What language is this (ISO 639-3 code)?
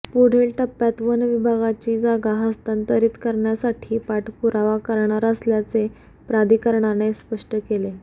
mar